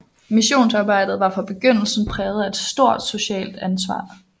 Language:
Danish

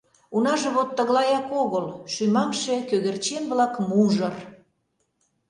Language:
Mari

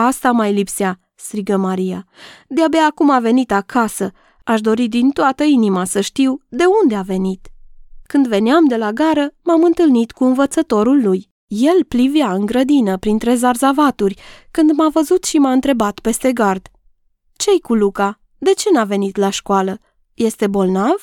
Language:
Romanian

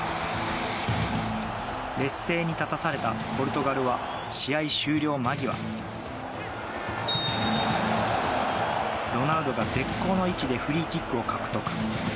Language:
Japanese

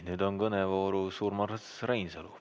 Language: Estonian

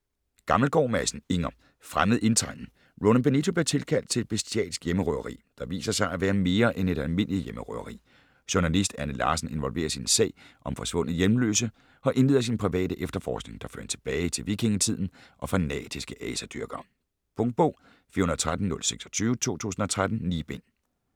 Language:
Danish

